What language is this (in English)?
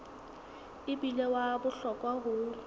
Southern Sotho